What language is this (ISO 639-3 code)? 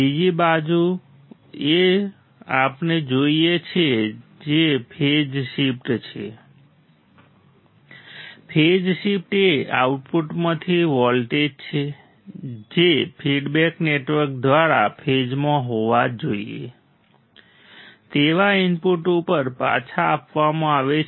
guj